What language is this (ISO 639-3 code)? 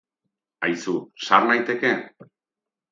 eus